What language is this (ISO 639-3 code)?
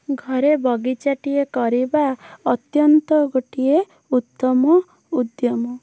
ori